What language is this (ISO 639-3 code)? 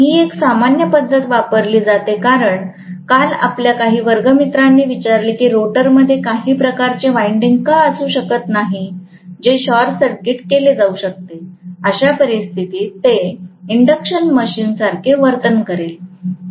mar